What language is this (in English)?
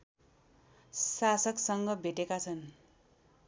Nepali